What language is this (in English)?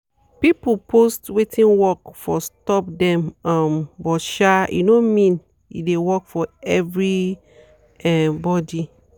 Nigerian Pidgin